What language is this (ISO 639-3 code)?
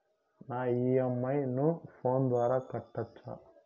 tel